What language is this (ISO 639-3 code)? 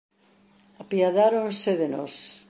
glg